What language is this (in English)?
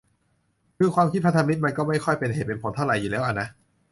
Thai